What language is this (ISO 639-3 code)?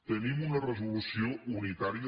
cat